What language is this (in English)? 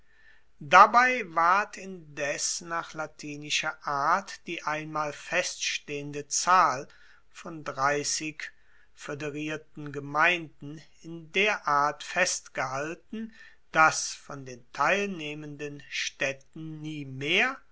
German